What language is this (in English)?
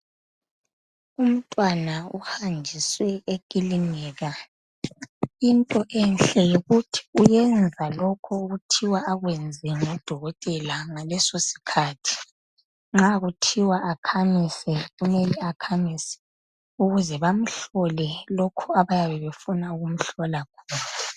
North Ndebele